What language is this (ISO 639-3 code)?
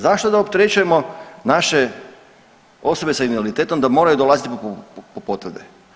hrv